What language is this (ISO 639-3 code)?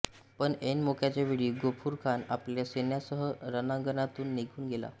mar